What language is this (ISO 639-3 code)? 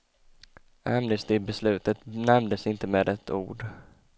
swe